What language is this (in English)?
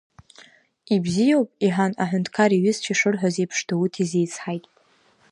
Abkhazian